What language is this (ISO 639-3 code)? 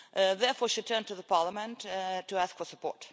eng